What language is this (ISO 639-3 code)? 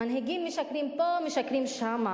heb